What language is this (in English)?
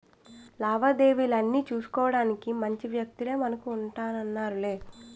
Telugu